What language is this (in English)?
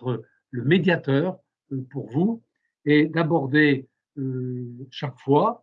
French